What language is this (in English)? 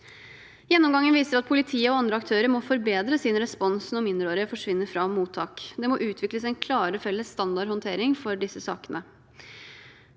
Norwegian